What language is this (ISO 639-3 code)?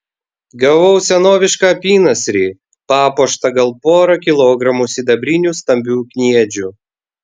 lit